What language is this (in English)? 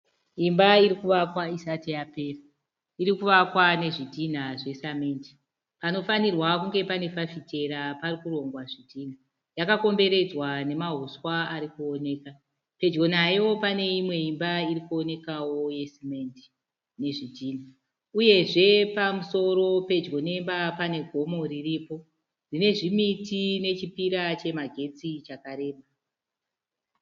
Shona